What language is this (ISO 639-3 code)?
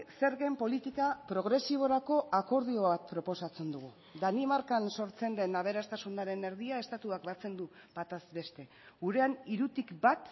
eus